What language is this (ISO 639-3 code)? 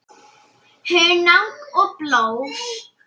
isl